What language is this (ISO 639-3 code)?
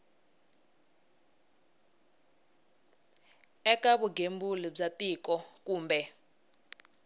tso